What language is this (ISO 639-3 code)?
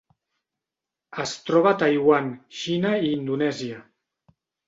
cat